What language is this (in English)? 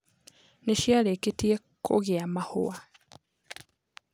Kikuyu